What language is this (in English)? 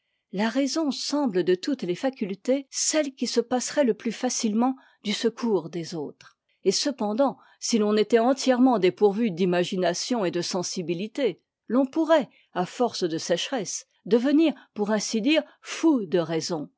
French